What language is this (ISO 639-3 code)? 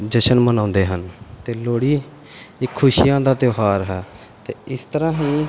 pan